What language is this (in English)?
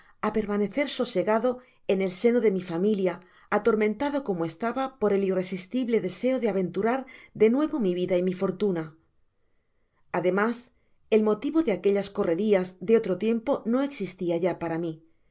Spanish